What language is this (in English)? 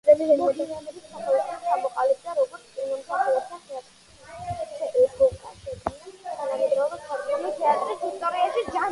Georgian